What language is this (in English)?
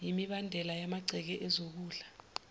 Zulu